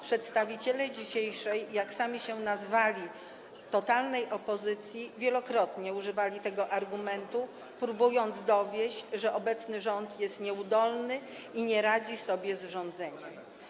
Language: Polish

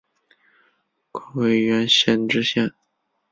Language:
Chinese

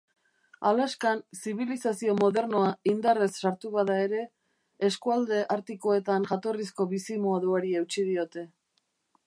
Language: Basque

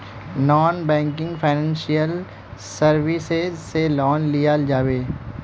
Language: Magahi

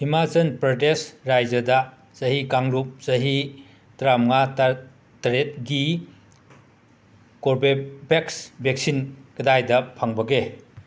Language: Manipuri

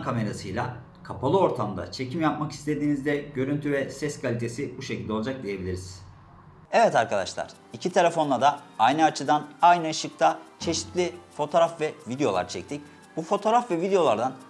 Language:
Turkish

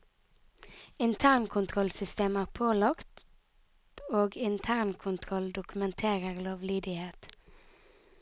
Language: Norwegian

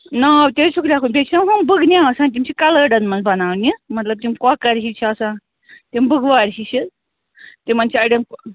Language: Kashmiri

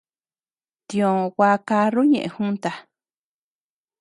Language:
Tepeuxila Cuicatec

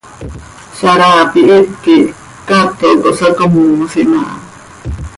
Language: Seri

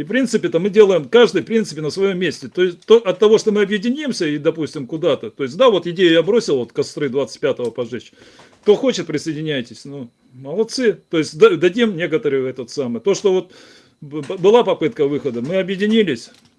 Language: Russian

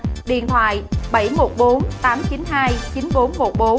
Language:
Vietnamese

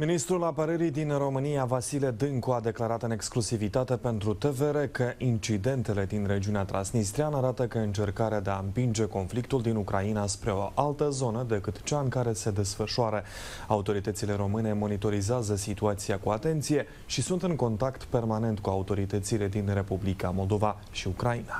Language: Romanian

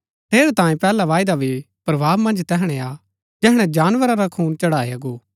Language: Gaddi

